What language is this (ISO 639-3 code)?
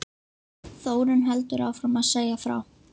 isl